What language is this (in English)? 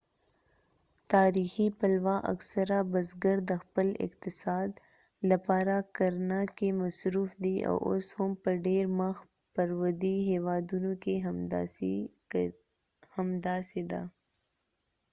Pashto